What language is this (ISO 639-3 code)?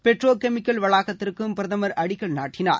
tam